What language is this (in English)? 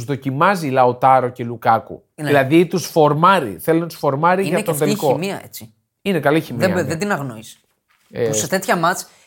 Greek